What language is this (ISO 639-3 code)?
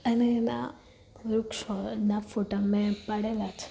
guj